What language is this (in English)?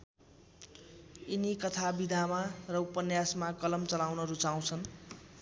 Nepali